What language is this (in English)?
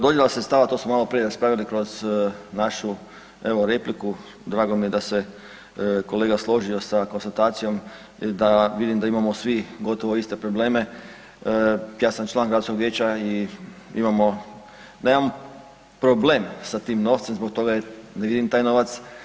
Croatian